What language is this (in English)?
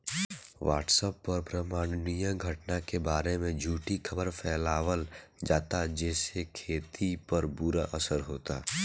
Bhojpuri